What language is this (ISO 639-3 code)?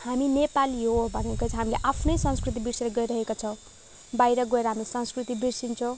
nep